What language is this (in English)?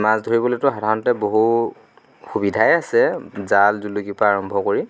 Assamese